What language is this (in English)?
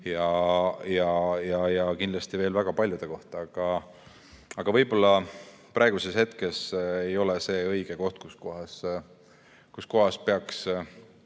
Estonian